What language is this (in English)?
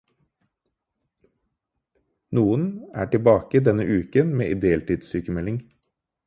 Norwegian Bokmål